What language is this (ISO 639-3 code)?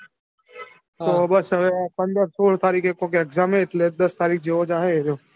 guj